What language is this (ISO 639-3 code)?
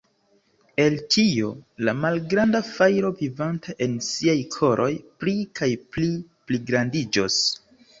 epo